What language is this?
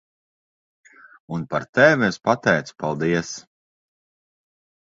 Latvian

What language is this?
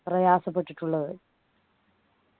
Malayalam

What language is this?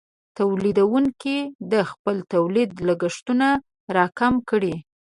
Pashto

